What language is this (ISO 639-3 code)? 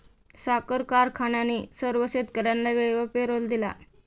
mar